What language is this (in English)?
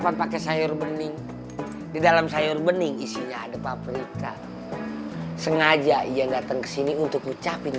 Indonesian